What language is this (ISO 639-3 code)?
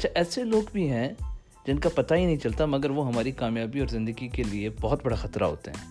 urd